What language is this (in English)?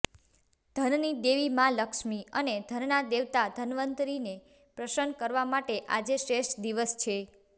Gujarati